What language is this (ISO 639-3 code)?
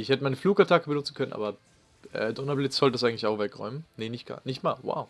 deu